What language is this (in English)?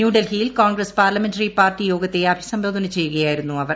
Malayalam